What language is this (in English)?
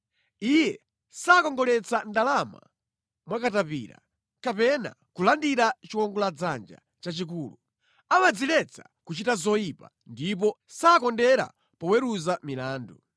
Nyanja